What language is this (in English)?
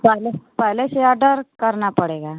Hindi